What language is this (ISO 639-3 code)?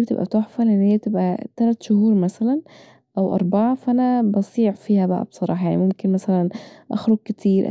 arz